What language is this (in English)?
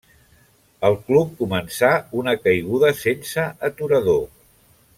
Catalan